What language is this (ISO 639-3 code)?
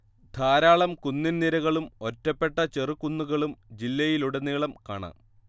mal